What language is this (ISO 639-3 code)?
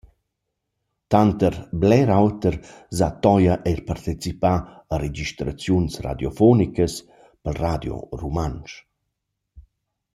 roh